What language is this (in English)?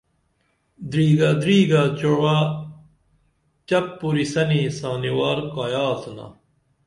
Dameli